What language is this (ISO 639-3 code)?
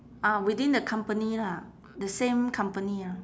eng